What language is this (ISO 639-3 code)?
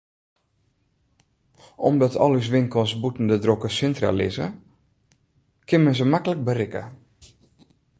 fry